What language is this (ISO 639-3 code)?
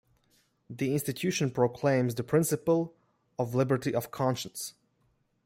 eng